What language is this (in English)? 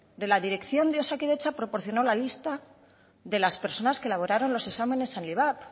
Spanish